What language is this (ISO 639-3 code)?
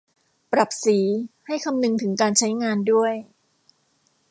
tha